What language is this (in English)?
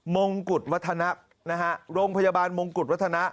Thai